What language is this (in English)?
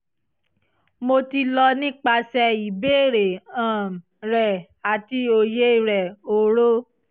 Yoruba